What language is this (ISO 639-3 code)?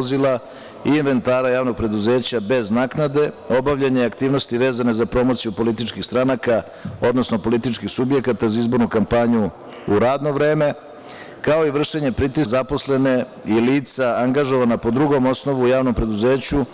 srp